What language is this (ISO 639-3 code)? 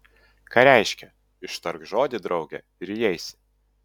lit